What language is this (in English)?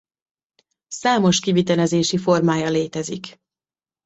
Hungarian